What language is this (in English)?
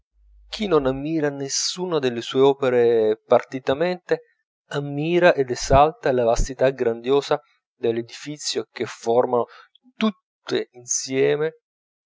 Italian